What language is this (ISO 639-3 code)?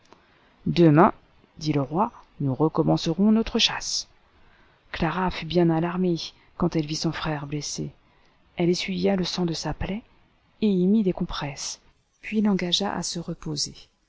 fra